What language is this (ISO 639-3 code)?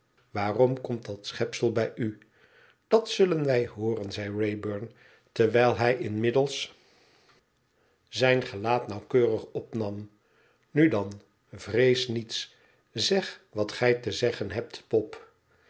nld